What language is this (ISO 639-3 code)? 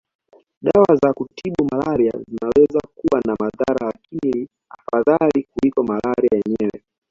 swa